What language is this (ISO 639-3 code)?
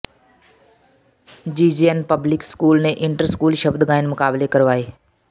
pan